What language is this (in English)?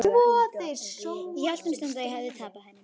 Icelandic